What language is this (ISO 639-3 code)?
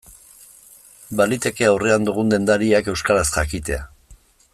eus